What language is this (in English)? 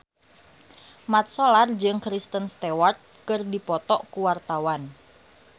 Sundanese